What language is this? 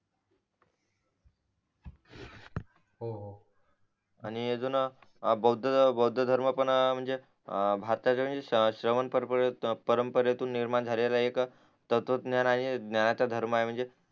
Marathi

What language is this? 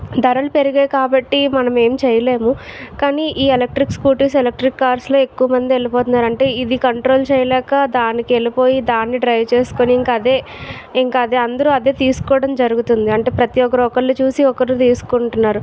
Telugu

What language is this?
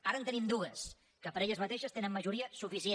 Catalan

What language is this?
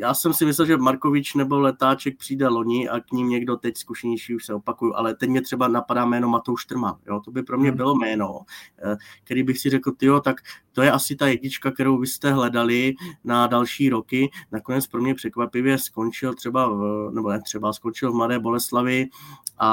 Czech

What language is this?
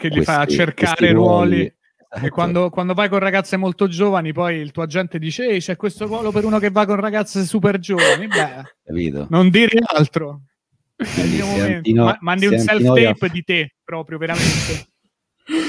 Italian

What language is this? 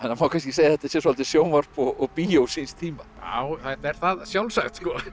Icelandic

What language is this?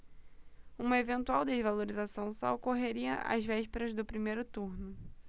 Portuguese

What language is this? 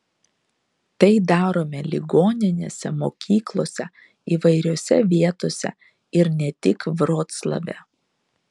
Lithuanian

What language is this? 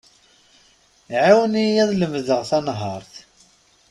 Kabyle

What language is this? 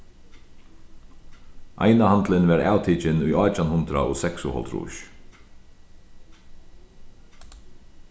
Faroese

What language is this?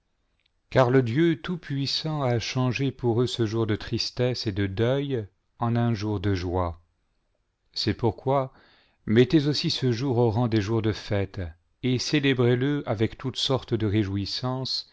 French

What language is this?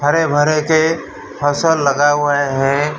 Hindi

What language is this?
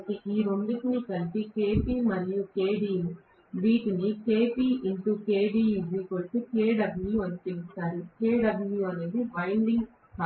Telugu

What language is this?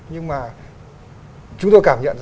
Vietnamese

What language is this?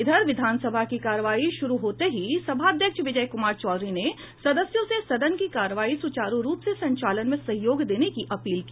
Hindi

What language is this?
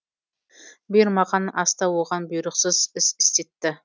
Kazakh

